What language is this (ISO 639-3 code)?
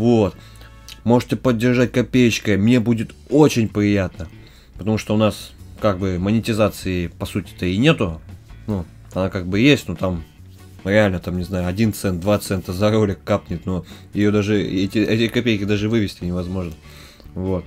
rus